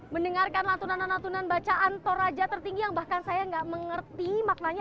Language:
Indonesian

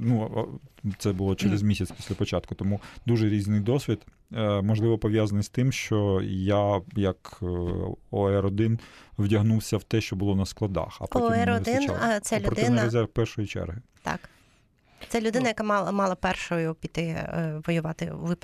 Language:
Ukrainian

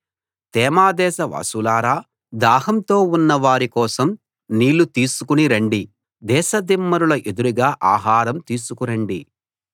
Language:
Telugu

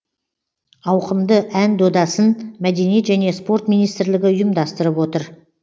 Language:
Kazakh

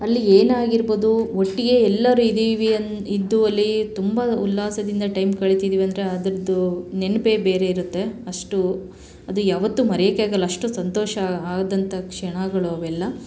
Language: Kannada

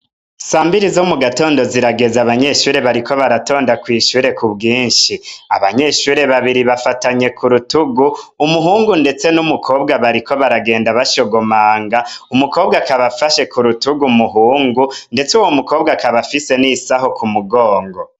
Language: Rundi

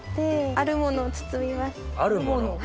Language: Japanese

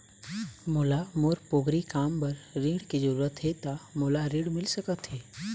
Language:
Chhattisgarhi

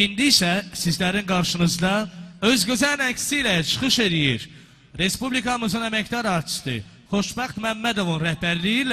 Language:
Turkish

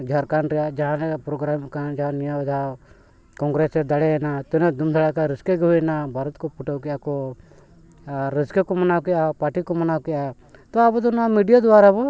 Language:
Santali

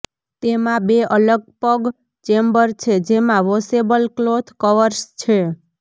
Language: Gujarati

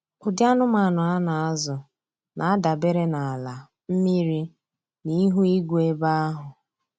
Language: Igbo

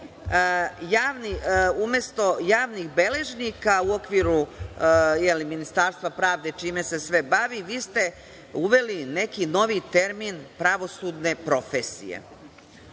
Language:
Serbian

